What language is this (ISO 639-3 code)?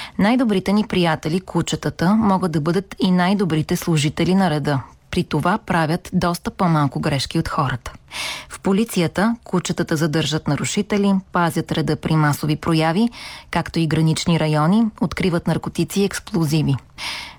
bul